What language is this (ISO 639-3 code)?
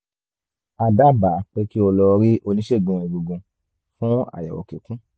yor